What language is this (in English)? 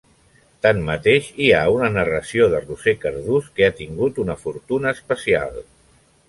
Catalan